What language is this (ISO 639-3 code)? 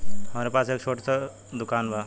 bho